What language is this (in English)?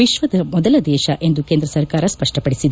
Kannada